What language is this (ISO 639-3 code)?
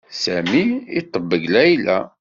kab